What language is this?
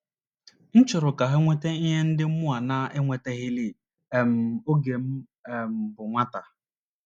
Igbo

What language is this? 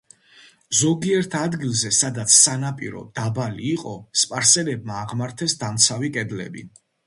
Georgian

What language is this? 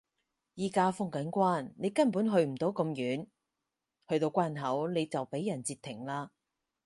Cantonese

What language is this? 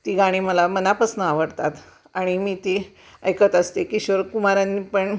Marathi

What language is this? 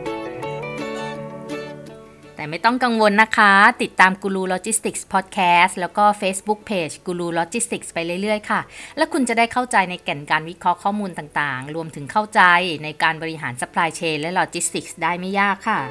Thai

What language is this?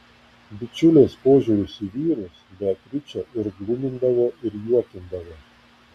Lithuanian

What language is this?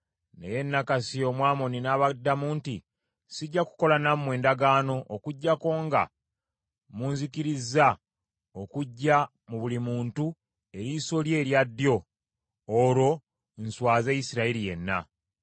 Ganda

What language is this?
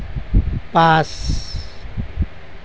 Assamese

